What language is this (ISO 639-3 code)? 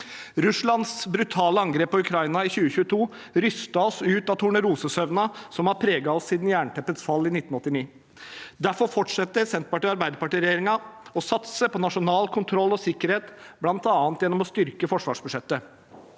nor